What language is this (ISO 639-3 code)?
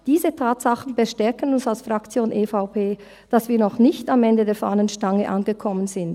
gsw